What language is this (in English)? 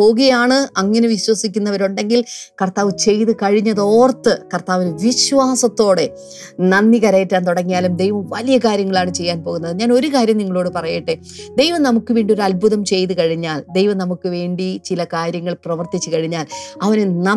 Malayalam